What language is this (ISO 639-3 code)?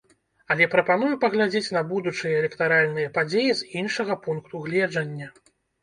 bel